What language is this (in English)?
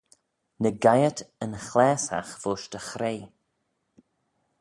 Manx